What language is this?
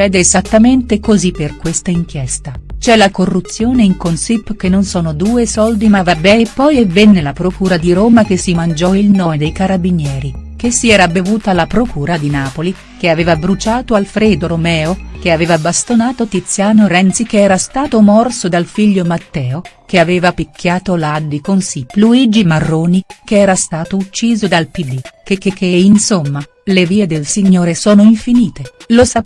Italian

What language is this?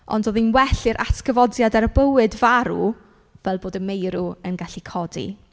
Welsh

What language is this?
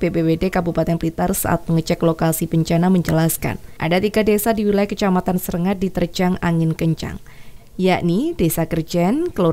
Indonesian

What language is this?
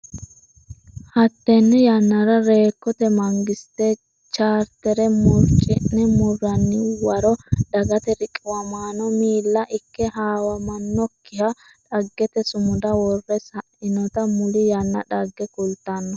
Sidamo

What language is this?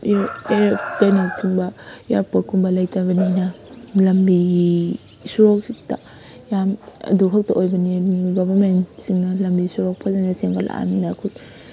Manipuri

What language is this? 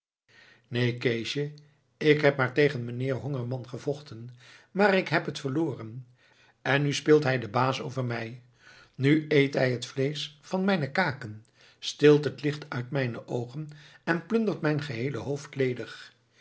Dutch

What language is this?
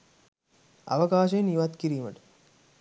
Sinhala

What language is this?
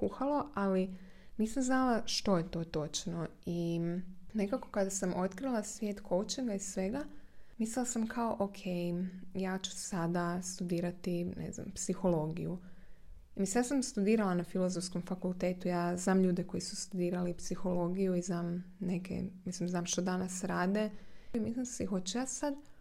Croatian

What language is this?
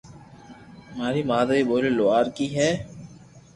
Loarki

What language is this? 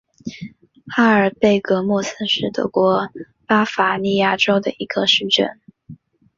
Chinese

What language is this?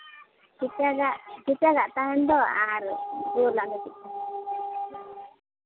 Santali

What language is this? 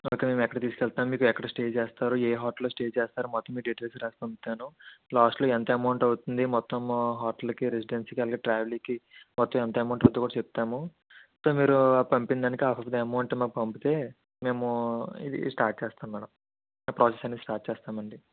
Telugu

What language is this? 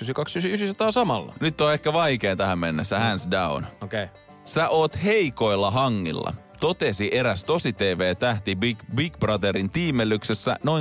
Finnish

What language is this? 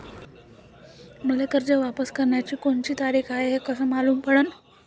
Marathi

